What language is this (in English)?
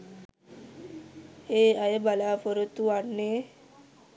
Sinhala